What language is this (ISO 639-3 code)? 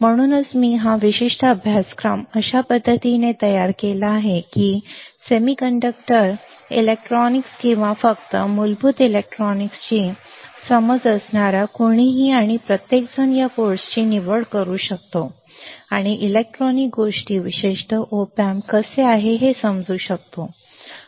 mar